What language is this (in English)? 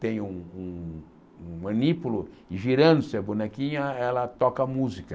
Portuguese